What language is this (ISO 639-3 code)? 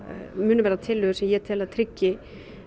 isl